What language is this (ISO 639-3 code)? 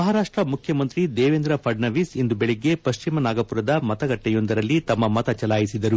kan